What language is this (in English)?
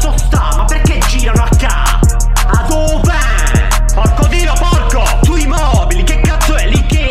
Italian